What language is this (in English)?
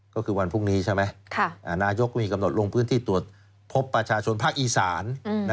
Thai